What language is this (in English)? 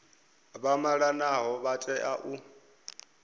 Venda